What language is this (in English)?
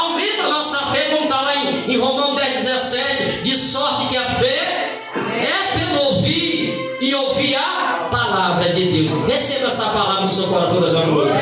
Portuguese